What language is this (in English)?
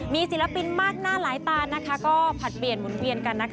Thai